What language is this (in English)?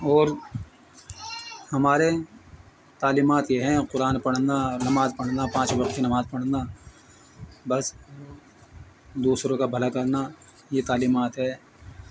Urdu